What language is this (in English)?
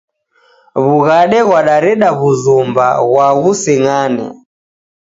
Taita